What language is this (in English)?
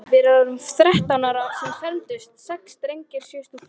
Icelandic